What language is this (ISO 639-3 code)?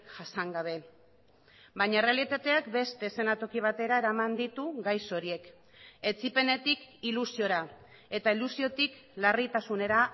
eus